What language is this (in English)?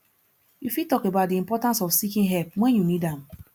Nigerian Pidgin